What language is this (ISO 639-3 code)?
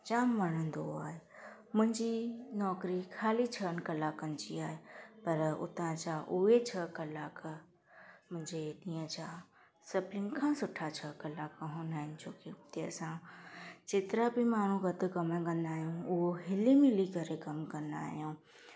snd